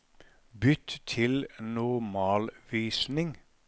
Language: Norwegian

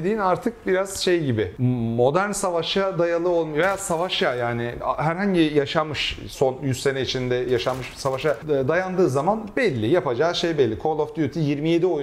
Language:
Turkish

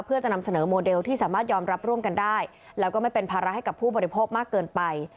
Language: Thai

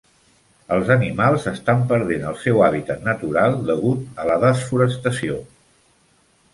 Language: Catalan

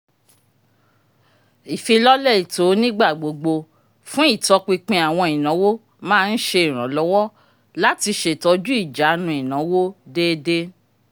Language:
Yoruba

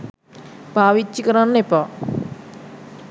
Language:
Sinhala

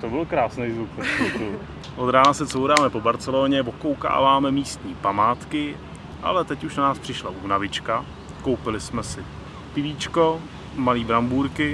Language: Czech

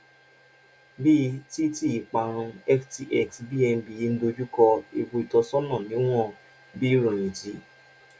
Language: Yoruba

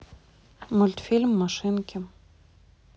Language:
Russian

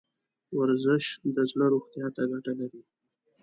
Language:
Pashto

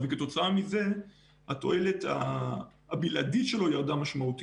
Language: Hebrew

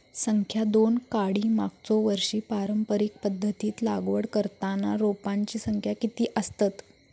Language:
Marathi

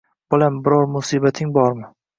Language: Uzbek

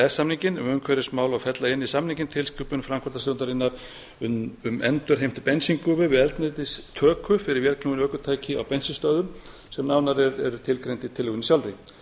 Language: Icelandic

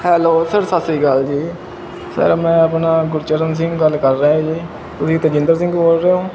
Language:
Punjabi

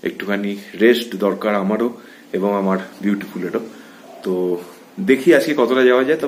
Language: Turkish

